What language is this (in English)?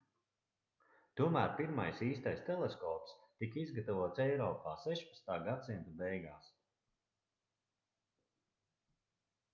Latvian